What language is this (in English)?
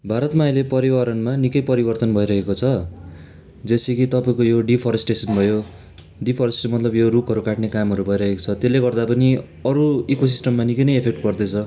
Nepali